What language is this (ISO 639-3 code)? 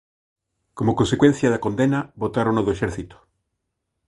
glg